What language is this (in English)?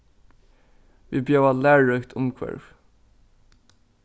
Faroese